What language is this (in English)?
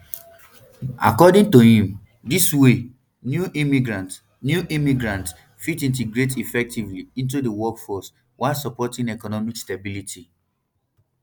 Nigerian Pidgin